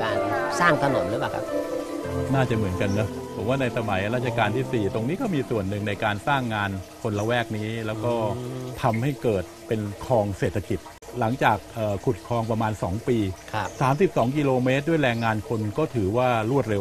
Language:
Thai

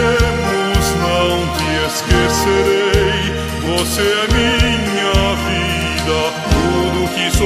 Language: Romanian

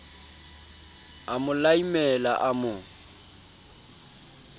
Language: Southern Sotho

